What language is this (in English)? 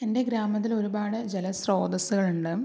Malayalam